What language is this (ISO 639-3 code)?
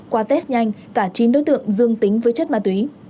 vie